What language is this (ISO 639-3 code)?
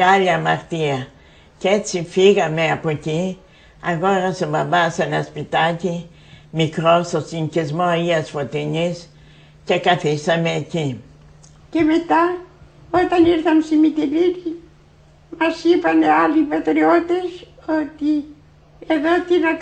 ell